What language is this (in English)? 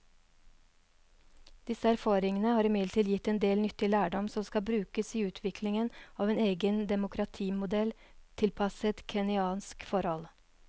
Norwegian